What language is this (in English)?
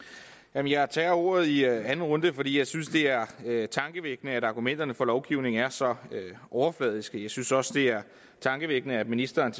Danish